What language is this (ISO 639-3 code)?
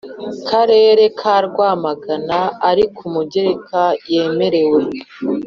kin